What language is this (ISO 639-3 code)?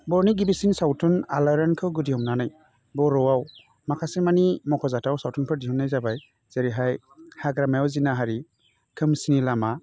brx